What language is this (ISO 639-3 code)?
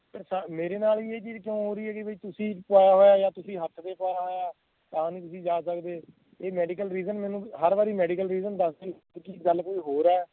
pan